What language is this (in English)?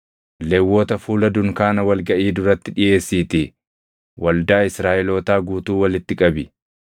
Oromo